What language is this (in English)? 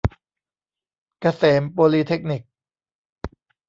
Thai